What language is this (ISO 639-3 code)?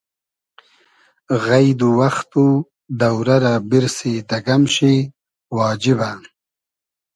haz